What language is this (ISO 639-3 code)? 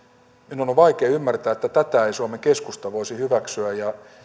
fin